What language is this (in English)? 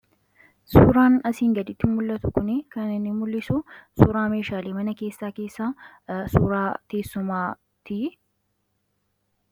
Oromo